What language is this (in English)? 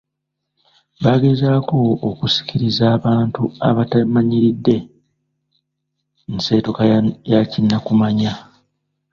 Ganda